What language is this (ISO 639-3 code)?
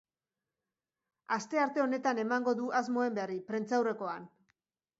eus